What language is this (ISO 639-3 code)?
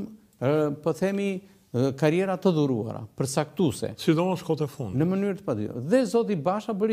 ron